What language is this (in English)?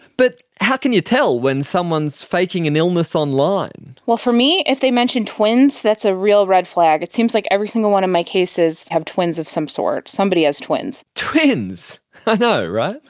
English